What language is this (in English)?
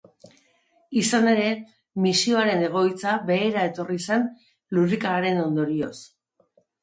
Basque